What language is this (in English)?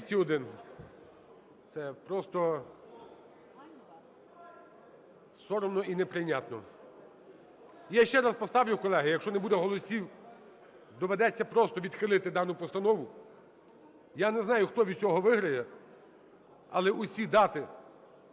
Ukrainian